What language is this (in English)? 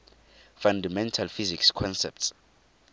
Tswana